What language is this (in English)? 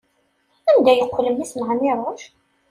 Kabyle